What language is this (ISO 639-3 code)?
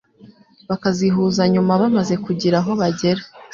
kin